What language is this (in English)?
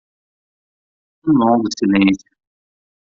Portuguese